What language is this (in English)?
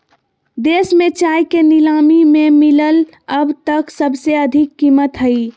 Magahi